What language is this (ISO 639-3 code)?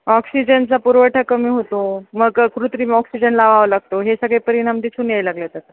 mar